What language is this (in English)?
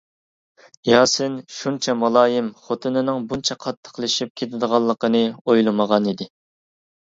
Uyghur